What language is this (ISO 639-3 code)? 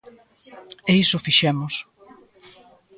glg